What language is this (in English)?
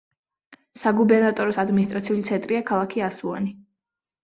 Georgian